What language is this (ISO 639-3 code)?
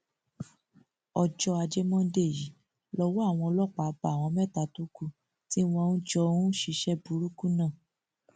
yor